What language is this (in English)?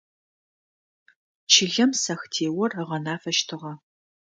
Adyghe